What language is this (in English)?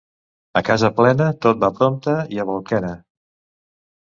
Catalan